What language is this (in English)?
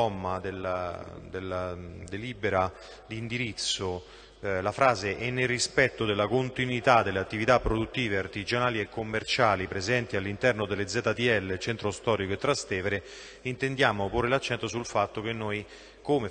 Italian